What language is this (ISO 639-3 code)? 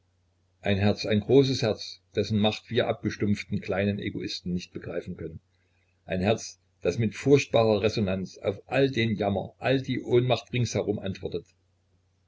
deu